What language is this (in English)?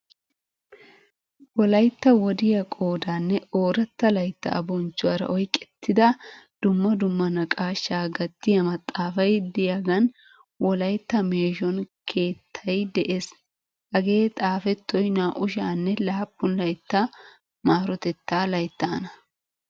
Wolaytta